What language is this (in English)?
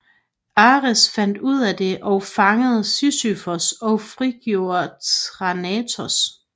Danish